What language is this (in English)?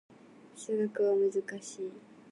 Japanese